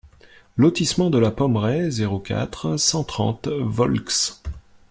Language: French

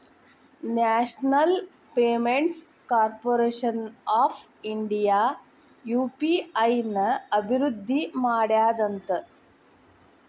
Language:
Kannada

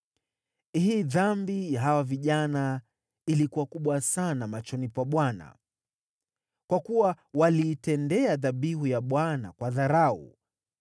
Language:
Swahili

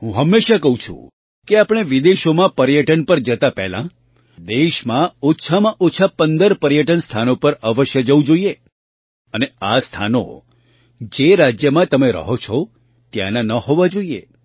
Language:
Gujarati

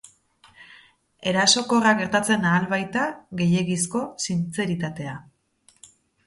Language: Basque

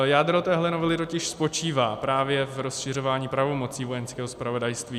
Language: Czech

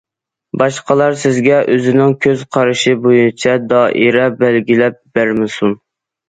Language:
Uyghur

